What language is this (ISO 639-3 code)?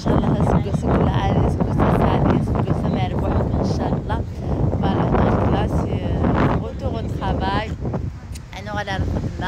ara